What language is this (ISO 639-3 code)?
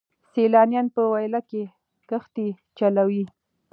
pus